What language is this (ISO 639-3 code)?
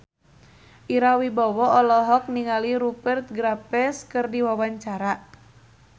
sun